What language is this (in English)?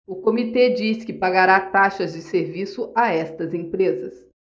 Portuguese